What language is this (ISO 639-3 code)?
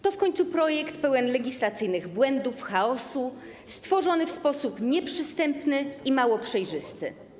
pol